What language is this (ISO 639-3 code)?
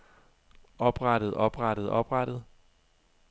dan